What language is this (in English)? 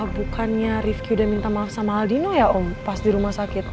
Indonesian